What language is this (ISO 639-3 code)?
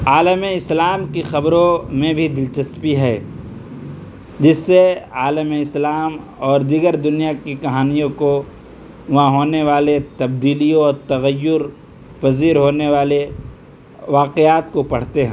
urd